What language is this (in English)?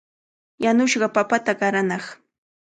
Cajatambo North Lima Quechua